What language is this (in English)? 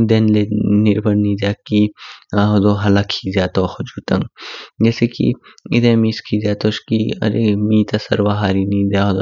Kinnauri